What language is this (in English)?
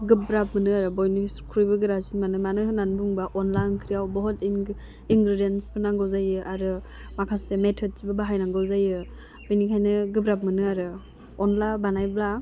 Bodo